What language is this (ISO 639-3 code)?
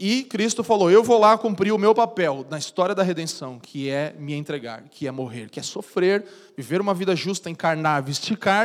por